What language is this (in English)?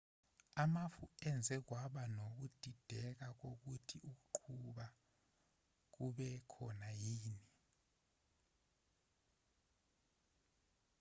Zulu